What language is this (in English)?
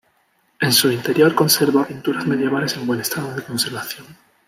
Spanish